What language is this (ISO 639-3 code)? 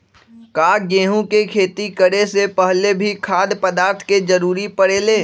mag